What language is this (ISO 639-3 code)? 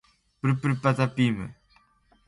fue